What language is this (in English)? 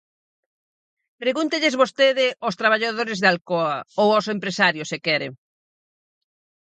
Galician